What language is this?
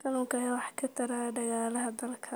Somali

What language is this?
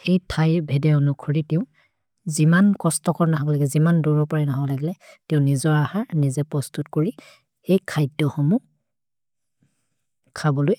Maria (India)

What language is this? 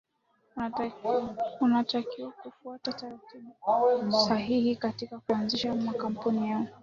Swahili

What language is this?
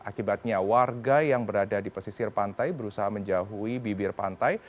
Indonesian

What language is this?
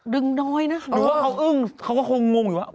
Thai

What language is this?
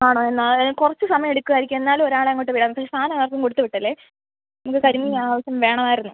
Malayalam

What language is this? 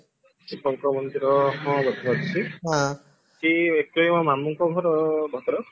Odia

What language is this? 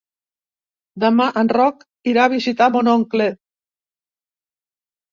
Catalan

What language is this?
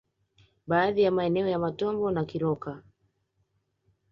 Swahili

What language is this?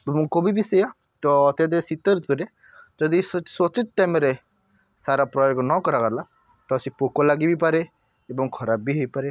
Odia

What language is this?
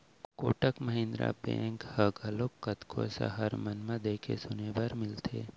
Chhattisgarhi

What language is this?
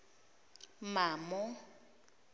Zulu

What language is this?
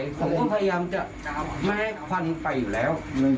Thai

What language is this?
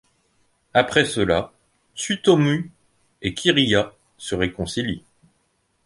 French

